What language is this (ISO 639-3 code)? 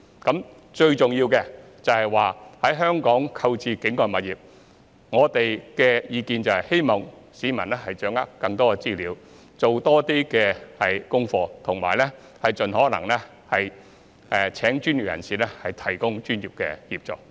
yue